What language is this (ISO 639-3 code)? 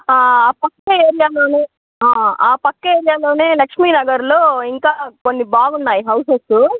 tel